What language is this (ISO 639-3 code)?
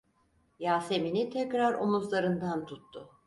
tur